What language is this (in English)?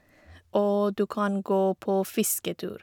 Norwegian